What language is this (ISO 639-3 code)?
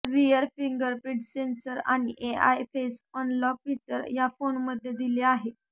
mar